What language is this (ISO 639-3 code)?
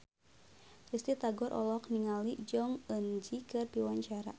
sun